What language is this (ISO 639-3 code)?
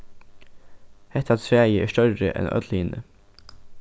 fao